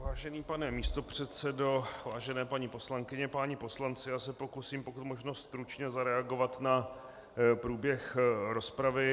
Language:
Czech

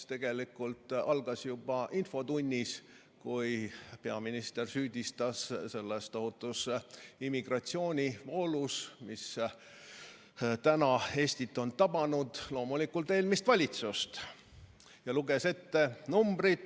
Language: Estonian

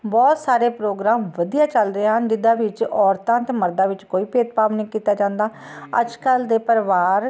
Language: Punjabi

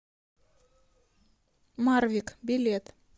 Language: Russian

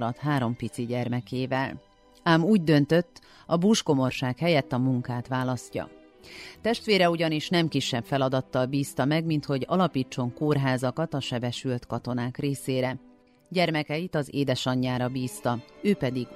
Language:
Hungarian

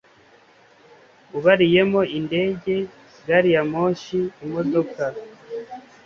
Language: Kinyarwanda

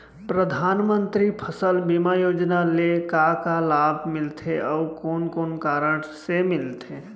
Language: Chhattisgarhi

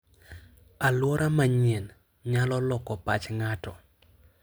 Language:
Luo (Kenya and Tanzania)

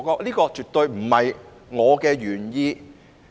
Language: Cantonese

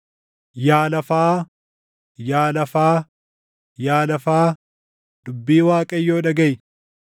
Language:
Oromo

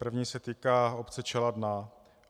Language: Czech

